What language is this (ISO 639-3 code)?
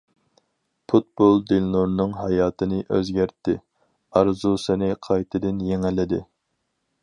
uig